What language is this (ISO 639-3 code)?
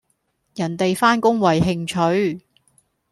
yue